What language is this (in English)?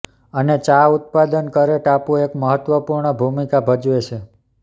Gujarati